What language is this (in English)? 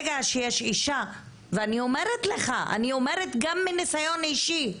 Hebrew